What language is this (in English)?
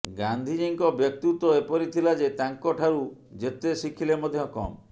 Odia